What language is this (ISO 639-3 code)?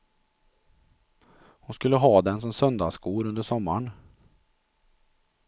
swe